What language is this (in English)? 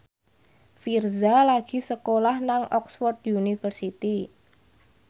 Javanese